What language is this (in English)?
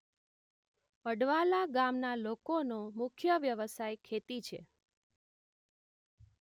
Gujarati